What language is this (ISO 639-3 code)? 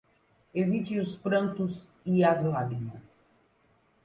por